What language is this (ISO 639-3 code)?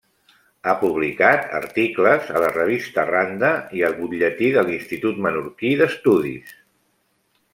cat